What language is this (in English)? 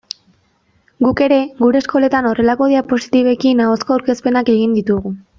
Basque